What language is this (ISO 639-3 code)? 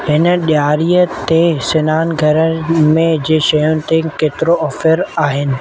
snd